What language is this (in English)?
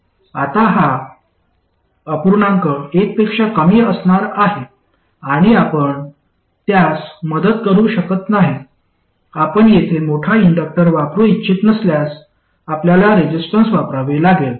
Marathi